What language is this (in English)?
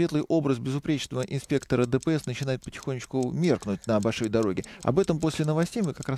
Russian